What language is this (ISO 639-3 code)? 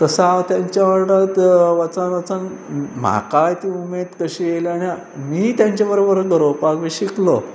kok